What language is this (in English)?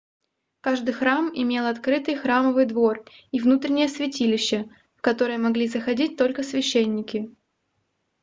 Russian